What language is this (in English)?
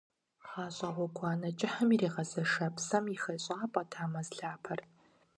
Kabardian